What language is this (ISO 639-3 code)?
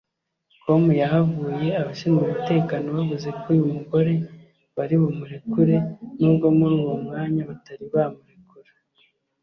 kin